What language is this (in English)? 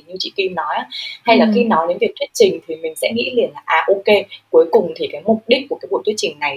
Vietnamese